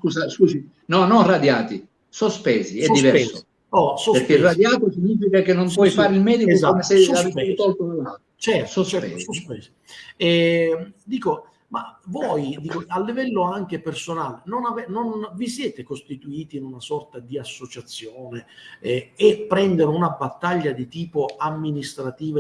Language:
Italian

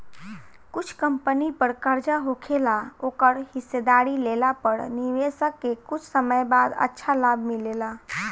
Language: Bhojpuri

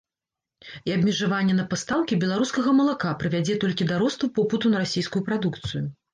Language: Belarusian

